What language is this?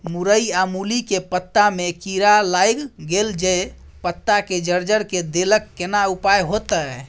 Maithili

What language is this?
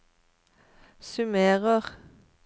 Norwegian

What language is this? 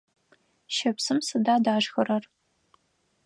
Adyghe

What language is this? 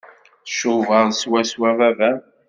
Kabyle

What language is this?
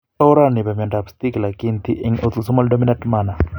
Kalenjin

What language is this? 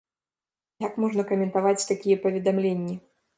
Belarusian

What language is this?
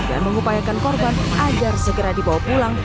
Indonesian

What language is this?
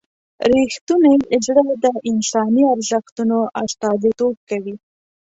Pashto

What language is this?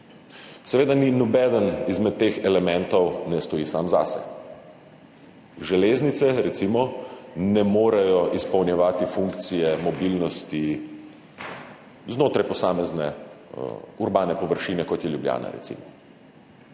Slovenian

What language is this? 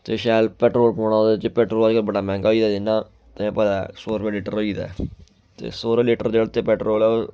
Dogri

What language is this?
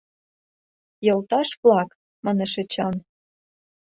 Mari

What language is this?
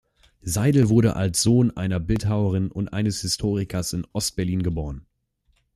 German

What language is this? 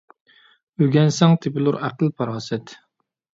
Uyghur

